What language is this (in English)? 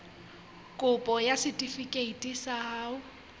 Southern Sotho